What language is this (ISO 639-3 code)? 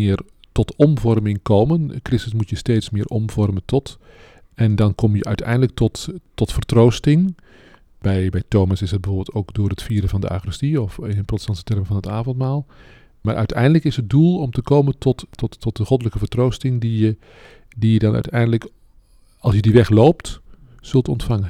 nld